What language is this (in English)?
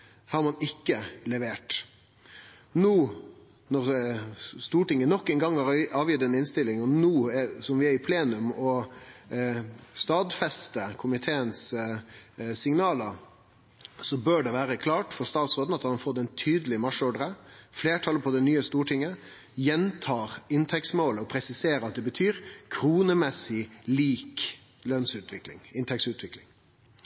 Norwegian Nynorsk